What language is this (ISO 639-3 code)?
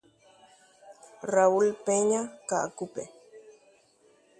grn